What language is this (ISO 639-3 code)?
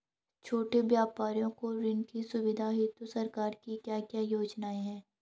hin